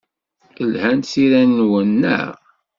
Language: Kabyle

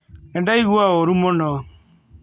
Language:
Kikuyu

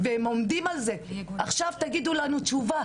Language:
Hebrew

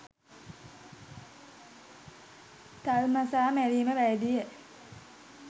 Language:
Sinhala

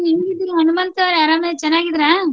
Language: Kannada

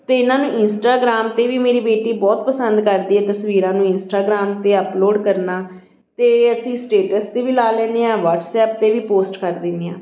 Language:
Punjabi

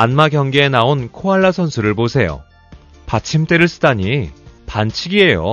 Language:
Korean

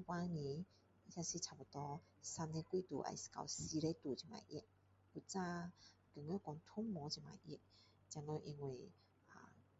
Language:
Min Dong Chinese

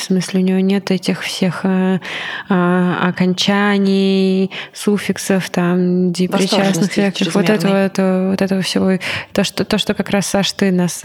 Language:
Russian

